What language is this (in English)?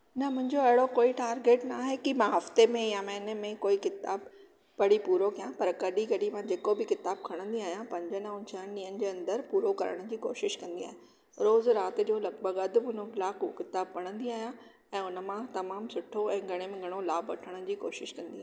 Sindhi